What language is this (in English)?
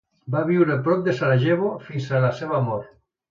Catalan